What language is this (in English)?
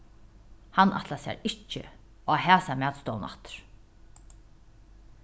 Faroese